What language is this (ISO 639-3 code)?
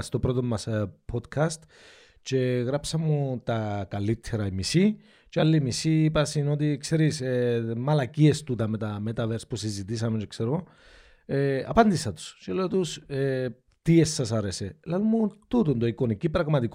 ell